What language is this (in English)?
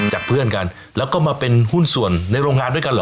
Thai